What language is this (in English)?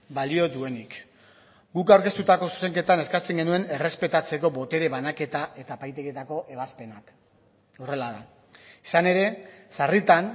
Basque